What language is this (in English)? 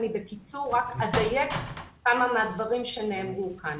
Hebrew